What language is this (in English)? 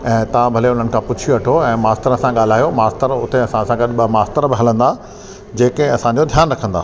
Sindhi